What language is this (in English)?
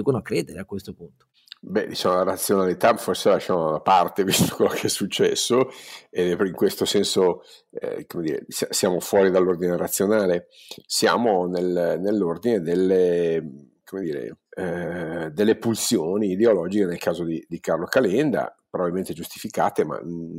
Italian